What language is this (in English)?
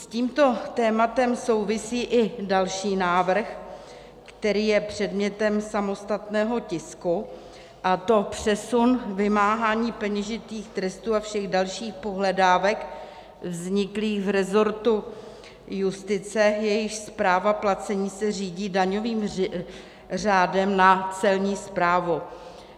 Czech